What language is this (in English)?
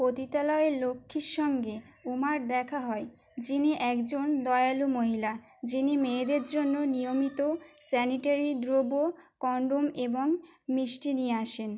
Bangla